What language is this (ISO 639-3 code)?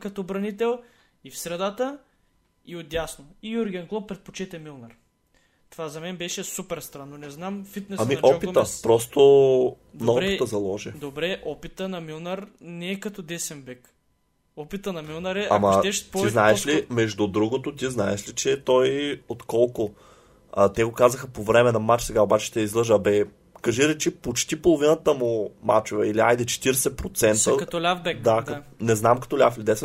bul